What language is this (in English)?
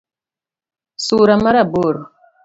Luo (Kenya and Tanzania)